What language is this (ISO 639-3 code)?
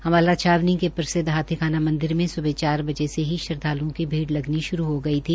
hin